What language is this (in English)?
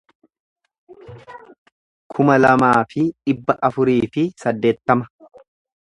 Oromo